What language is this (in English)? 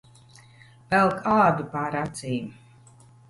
Latvian